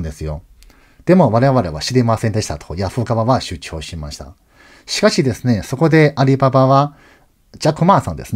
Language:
Japanese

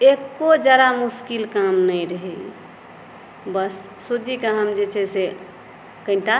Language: Maithili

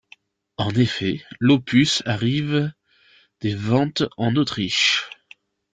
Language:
French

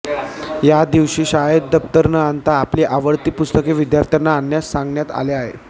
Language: Marathi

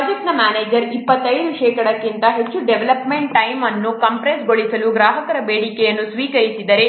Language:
Kannada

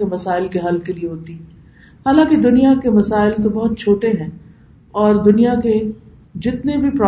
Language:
Urdu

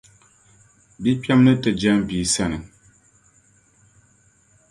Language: Dagbani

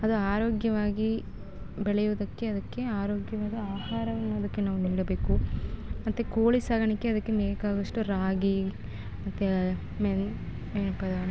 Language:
Kannada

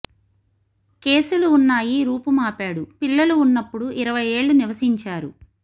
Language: Telugu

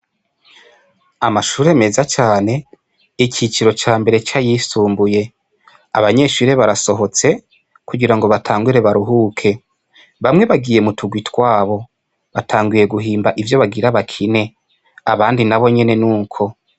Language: Rundi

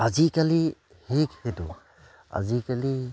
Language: Assamese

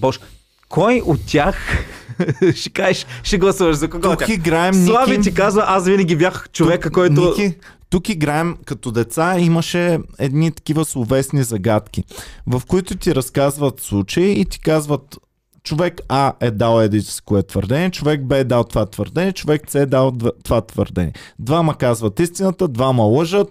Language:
Bulgarian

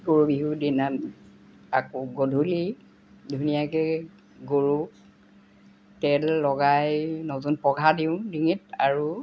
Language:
Assamese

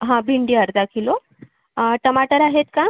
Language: Marathi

